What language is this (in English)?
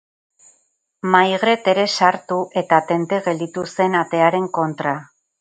Basque